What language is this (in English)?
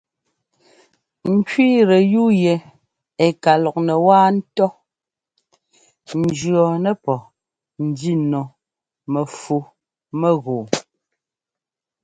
Ngomba